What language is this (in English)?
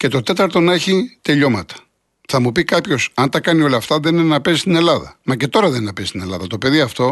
Greek